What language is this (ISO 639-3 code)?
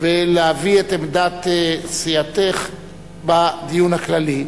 heb